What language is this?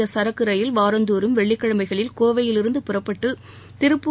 Tamil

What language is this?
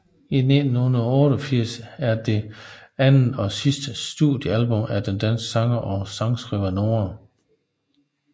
Danish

